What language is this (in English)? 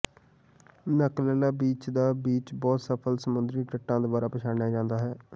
Punjabi